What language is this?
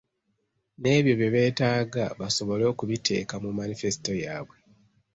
Ganda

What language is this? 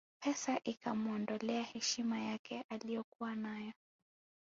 Swahili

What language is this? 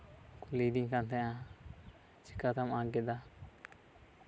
Santali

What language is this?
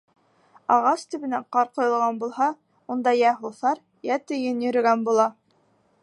Bashkir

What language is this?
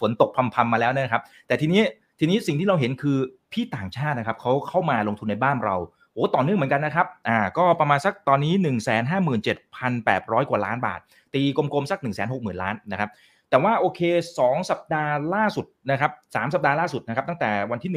Thai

